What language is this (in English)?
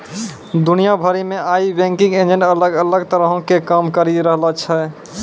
Maithili